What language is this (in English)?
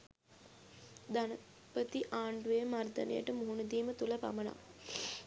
Sinhala